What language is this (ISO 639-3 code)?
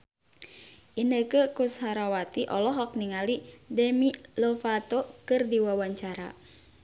sun